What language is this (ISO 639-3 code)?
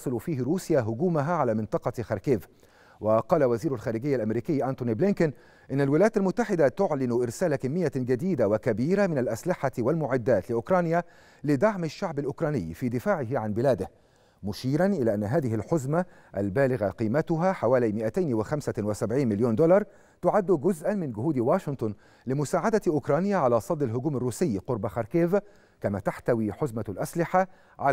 ara